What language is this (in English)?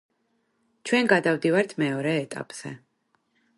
Georgian